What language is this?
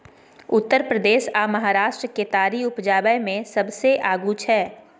Maithili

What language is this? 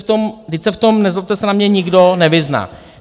Czech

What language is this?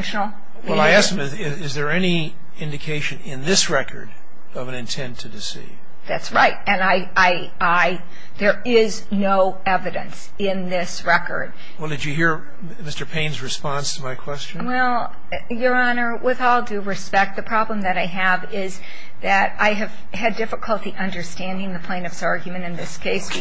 English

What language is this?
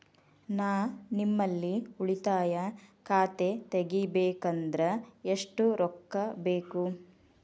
Kannada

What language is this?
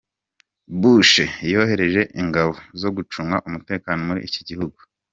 Kinyarwanda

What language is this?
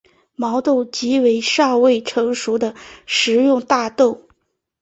Chinese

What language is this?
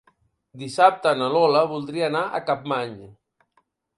Catalan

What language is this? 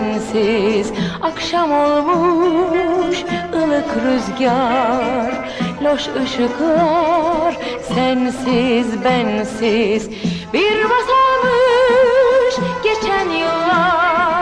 Turkish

